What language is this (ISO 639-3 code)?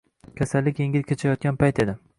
uzb